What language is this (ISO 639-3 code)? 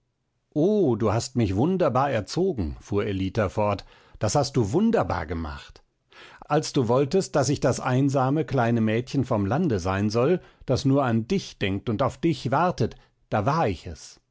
deu